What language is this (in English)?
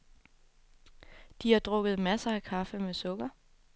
Danish